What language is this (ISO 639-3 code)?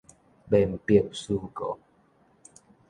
nan